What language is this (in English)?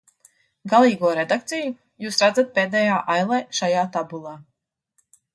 Latvian